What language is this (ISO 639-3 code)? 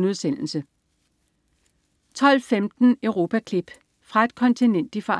dan